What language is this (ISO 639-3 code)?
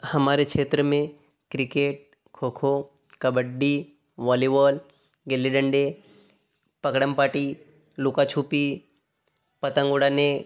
hin